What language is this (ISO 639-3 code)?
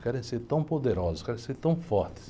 por